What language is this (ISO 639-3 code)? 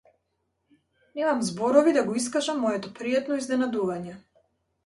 mkd